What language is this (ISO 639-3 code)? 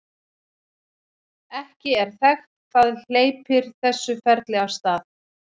isl